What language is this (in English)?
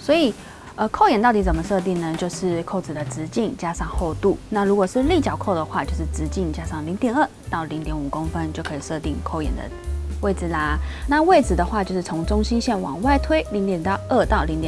Chinese